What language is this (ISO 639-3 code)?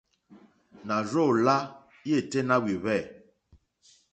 bri